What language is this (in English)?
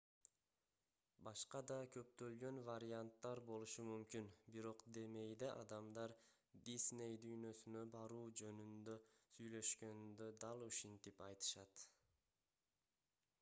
Kyrgyz